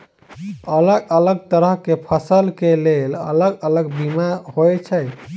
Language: Maithili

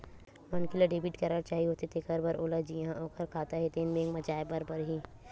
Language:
Chhattisgarhi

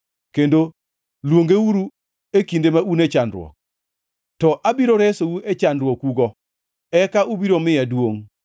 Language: Luo (Kenya and Tanzania)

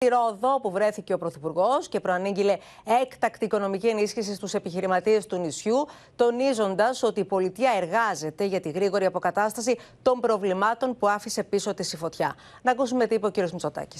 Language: Greek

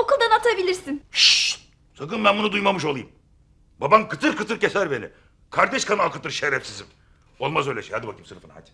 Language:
Turkish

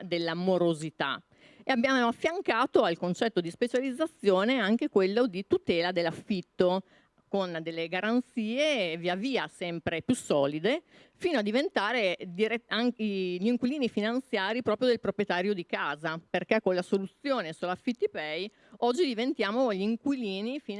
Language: Italian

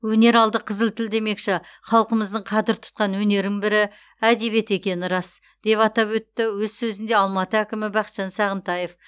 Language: Kazakh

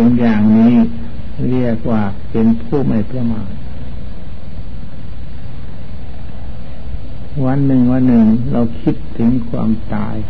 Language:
Thai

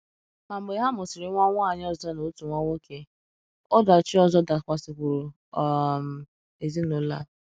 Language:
Igbo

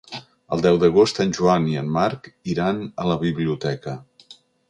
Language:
Catalan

